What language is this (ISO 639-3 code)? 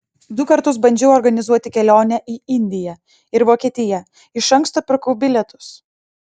lit